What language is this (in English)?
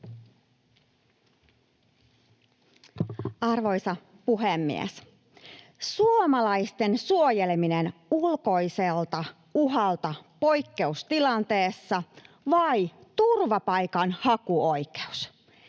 Finnish